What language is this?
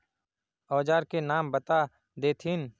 Magahi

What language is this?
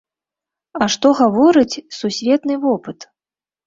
Belarusian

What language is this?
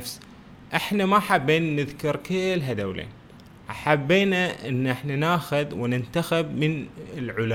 Arabic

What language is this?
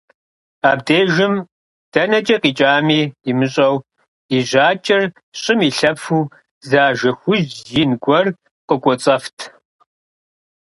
Kabardian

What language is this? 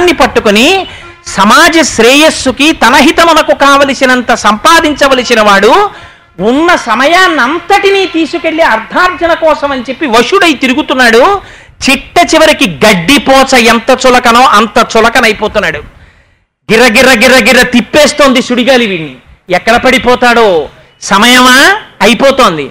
Telugu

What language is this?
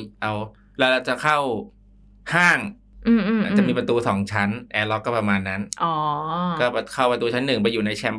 Thai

